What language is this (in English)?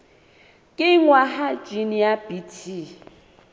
Southern Sotho